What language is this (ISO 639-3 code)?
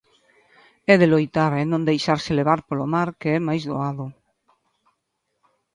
glg